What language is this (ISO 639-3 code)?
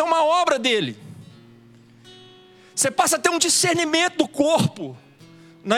por